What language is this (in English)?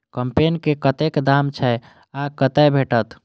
Maithili